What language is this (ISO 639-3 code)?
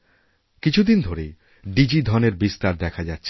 ben